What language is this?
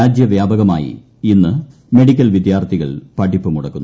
Malayalam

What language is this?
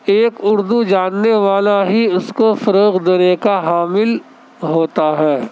Urdu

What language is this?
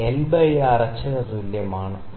Malayalam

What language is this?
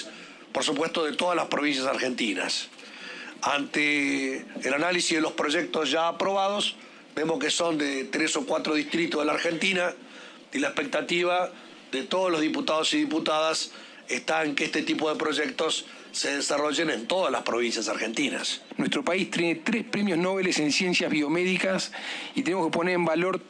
Spanish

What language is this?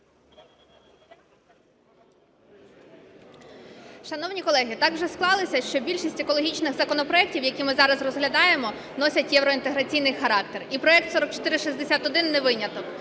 Ukrainian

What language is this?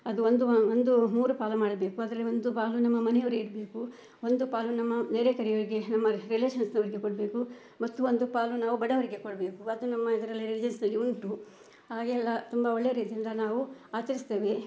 Kannada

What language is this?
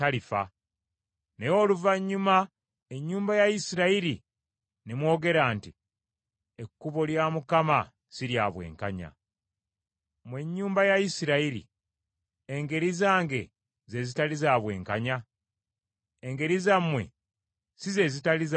Ganda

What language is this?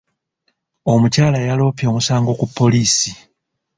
Ganda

